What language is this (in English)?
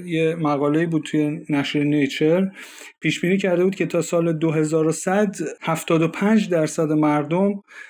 Persian